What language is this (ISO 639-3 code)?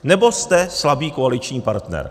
ces